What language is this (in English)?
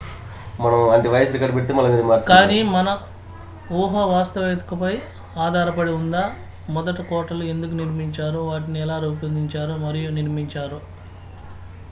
Telugu